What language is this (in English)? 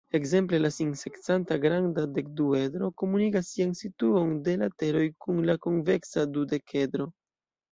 Esperanto